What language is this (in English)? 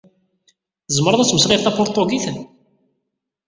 Kabyle